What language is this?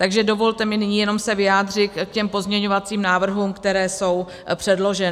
Czech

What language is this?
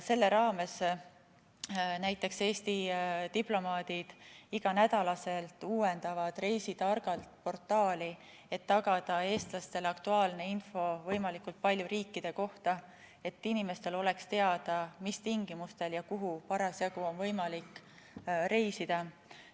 Estonian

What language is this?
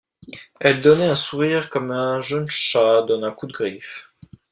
French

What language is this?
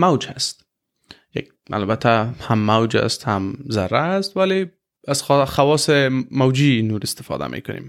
Persian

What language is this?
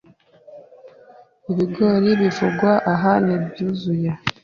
Kinyarwanda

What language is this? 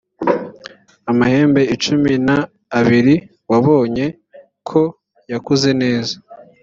Kinyarwanda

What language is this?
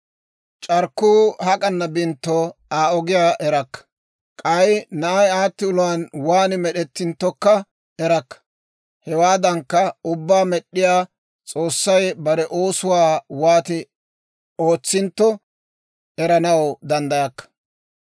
Dawro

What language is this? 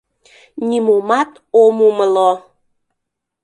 Mari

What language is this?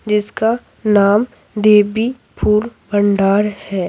Hindi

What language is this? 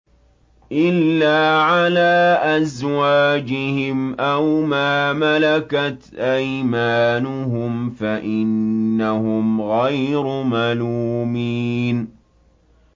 Arabic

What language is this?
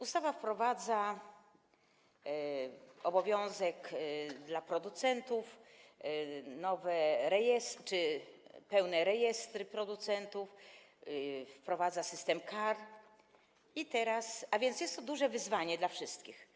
Polish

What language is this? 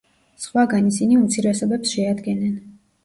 Georgian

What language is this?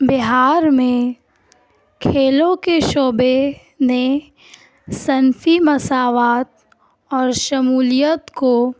Urdu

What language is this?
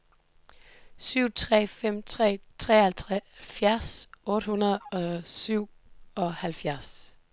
Danish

